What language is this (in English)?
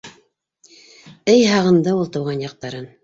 Bashkir